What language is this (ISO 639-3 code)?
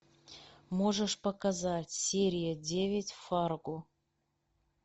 rus